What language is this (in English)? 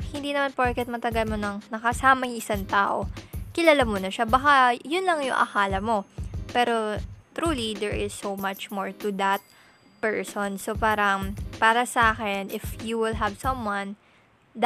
Filipino